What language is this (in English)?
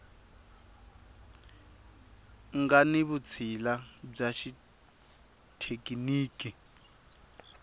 Tsonga